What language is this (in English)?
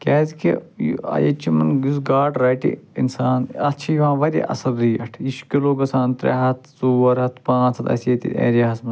Kashmiri